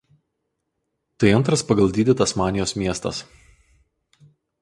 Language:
Lithuanian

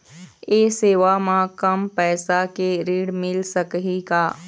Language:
Chhattisgarhi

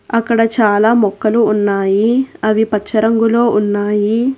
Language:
Telugu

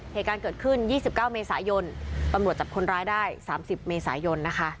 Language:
Thai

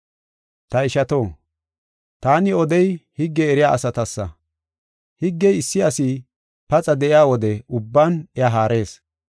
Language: Gofa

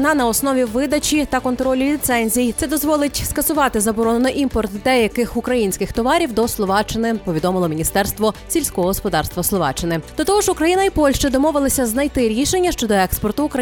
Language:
Ukrainian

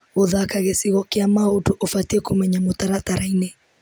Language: Kikuyu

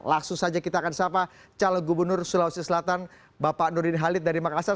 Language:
Indonesian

